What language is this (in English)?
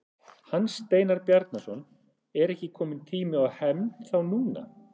Icelandic